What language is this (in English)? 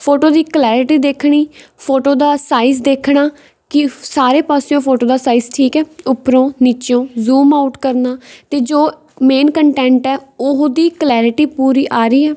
Punjabi